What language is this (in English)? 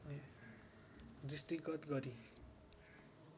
Nepali